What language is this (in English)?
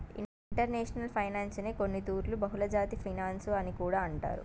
Telugu